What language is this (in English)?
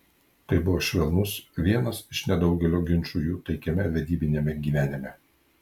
Lithuanian